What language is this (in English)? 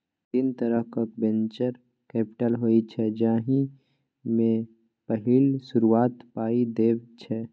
Maithili